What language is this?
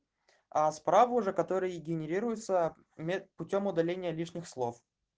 Russian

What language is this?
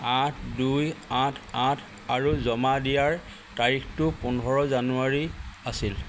Assamese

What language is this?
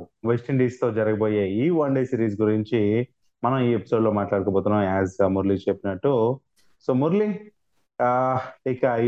Telugu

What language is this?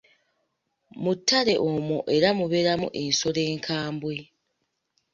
Ganda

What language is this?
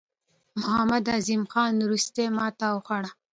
Pashto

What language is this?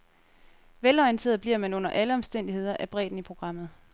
Danish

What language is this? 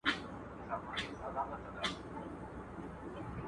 Pashto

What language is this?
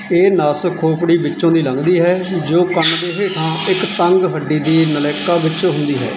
Punjabi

